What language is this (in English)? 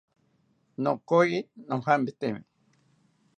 South Ucayali Ashéninka